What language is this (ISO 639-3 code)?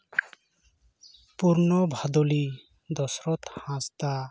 sat